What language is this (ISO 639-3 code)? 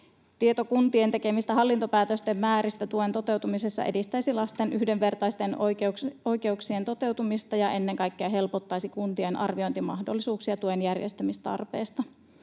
fin